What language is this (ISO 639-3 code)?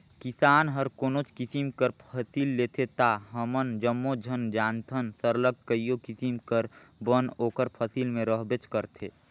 hne